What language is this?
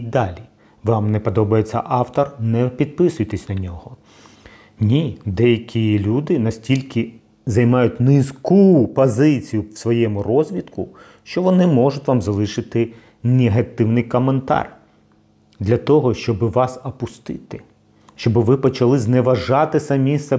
Ukrainian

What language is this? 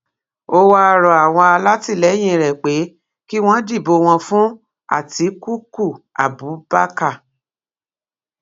Yoruba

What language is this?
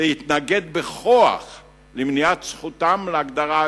Hebrew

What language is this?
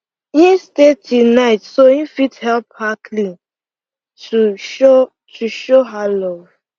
Nigerian Pidgin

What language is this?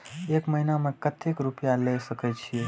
Maithili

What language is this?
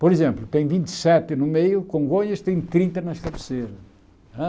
Portuguese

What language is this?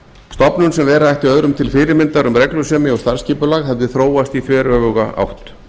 Icelandic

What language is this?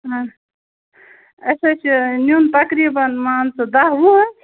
Kashmiri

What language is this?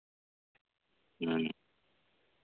Santali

